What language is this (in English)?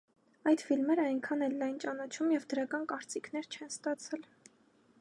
Armenian